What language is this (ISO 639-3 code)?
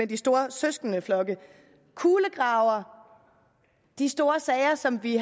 dan